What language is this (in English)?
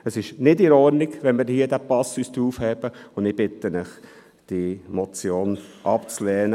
Swiss German